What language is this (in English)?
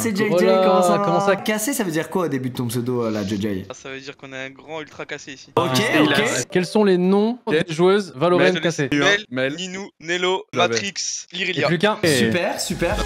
French